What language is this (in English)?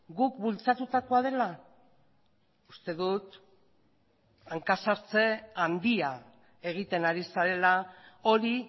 Basque